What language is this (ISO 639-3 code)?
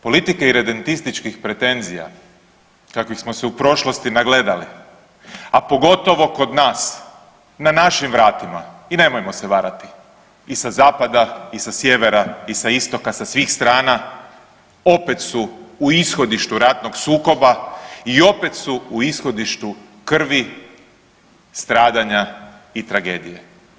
hrv